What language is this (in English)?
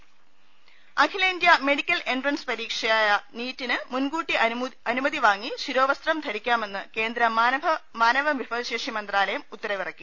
Malayalam